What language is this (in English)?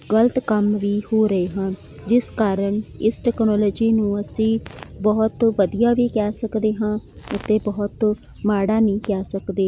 Punjabi